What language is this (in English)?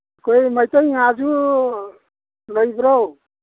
Manipuri